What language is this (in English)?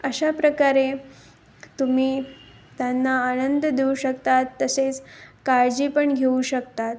Marathi